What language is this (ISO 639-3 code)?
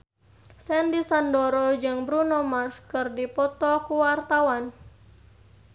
sun